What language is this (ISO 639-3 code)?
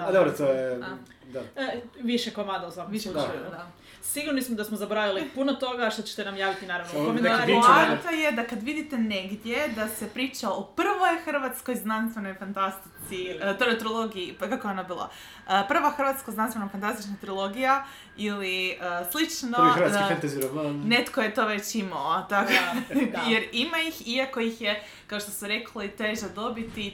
hrv